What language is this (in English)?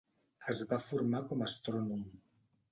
Catalan